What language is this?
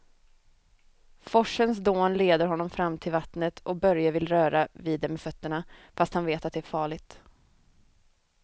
Swedish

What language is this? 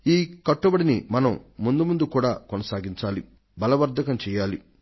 Telugu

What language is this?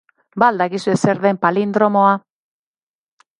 Basque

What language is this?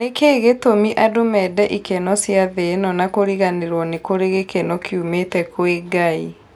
Kikuyu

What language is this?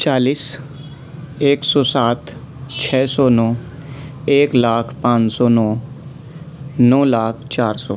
Urdu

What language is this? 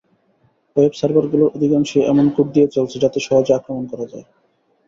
Bangla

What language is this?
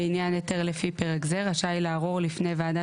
Hebrew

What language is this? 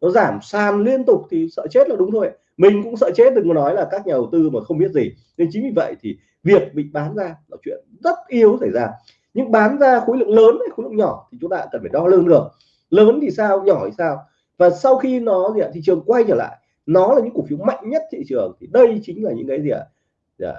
Vietnamese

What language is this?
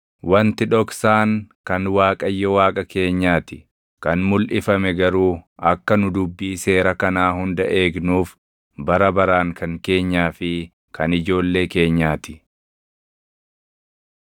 Oromo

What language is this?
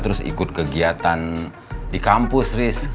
Indonesian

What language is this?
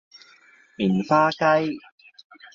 Cantonese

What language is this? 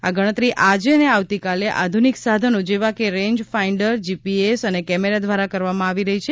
Gujarati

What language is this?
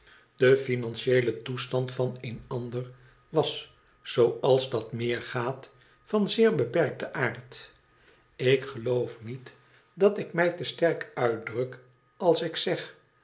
Dutch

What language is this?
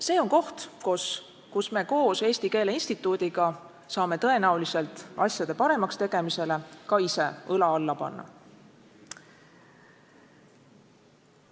Estonian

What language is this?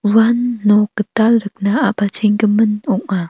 Garo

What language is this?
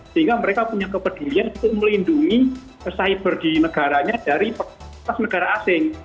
Indonesian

